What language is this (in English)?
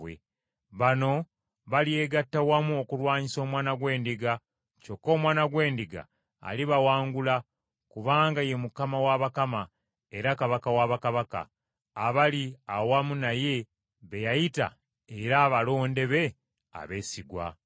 Ganda